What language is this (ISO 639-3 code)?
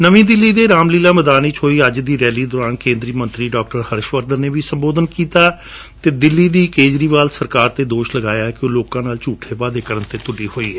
pan